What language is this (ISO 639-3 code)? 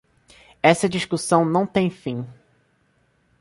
por